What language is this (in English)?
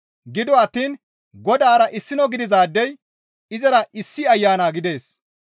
Gamo